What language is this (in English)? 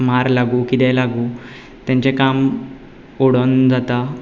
Konkani